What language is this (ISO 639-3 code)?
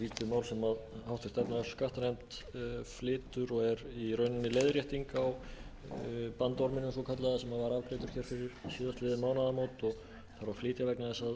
isl